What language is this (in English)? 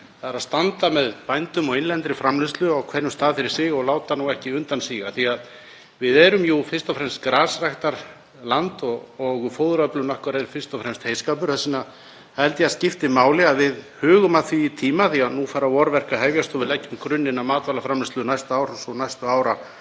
Icelandic